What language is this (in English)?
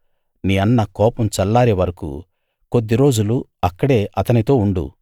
Telugu